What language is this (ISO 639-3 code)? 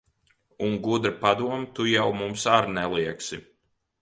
lav